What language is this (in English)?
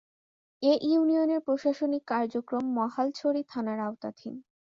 Bangla